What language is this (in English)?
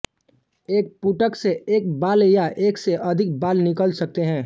Hindi